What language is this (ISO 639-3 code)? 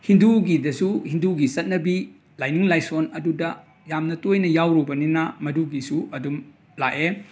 mni